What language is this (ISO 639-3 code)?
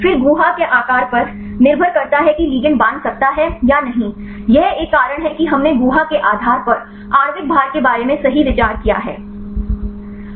hin